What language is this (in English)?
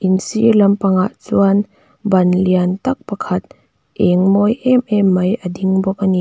Mizo